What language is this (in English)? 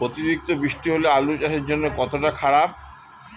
Bangla